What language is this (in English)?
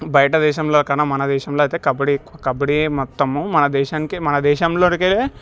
Telugu